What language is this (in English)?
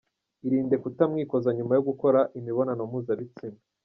Kinyarwanda